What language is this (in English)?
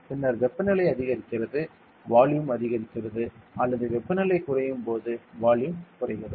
Tamil